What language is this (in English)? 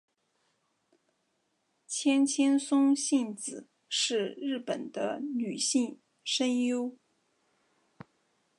Chinese